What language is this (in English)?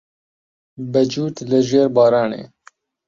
Central Kurdish